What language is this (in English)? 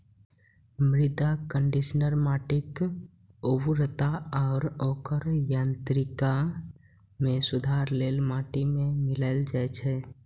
Maithili